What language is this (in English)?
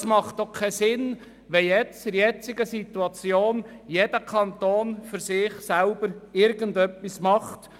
Swiss German